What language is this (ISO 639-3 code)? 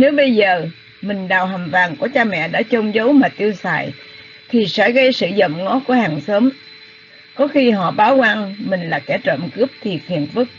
vie